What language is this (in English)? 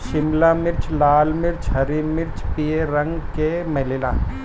Bhojpuri